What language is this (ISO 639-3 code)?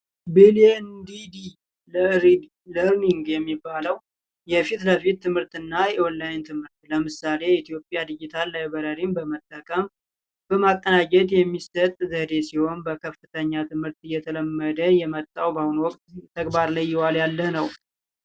amh